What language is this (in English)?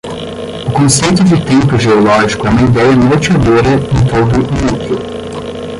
Portuguese